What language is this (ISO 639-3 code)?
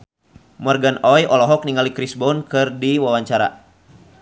sun